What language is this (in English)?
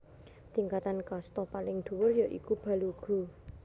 Javanese